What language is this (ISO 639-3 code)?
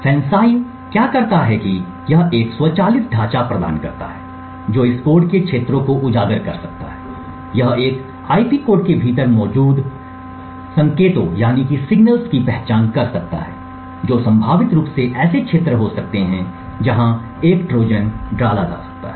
hin